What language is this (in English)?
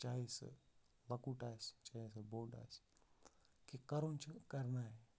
Kashmiri